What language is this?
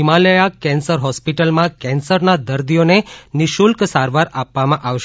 Gujarati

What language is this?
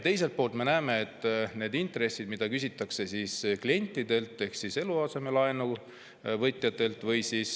Estonian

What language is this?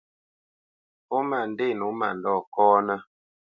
Bamenyam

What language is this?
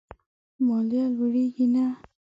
Pashto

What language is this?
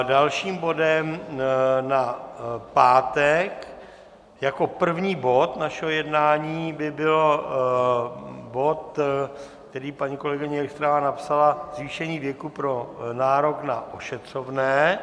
Czech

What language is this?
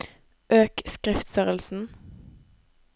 Norwegian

